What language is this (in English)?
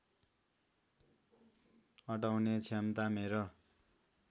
Nepali